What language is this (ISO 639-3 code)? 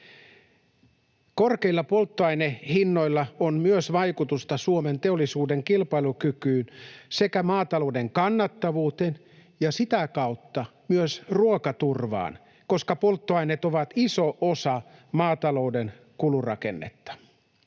fin